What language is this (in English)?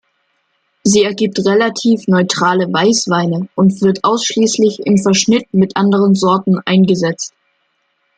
German